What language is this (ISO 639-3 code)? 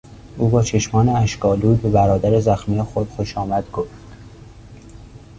fas